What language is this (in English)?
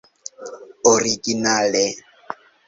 Esperanto